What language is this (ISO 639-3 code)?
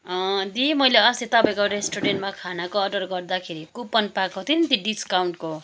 nep